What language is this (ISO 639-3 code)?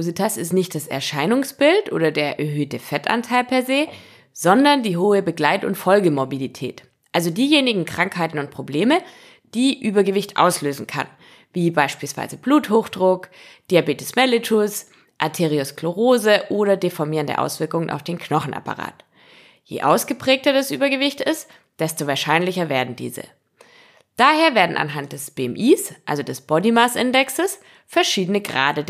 deu